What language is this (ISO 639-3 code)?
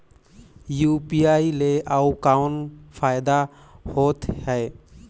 hne